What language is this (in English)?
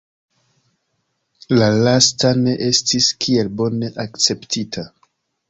Esperanto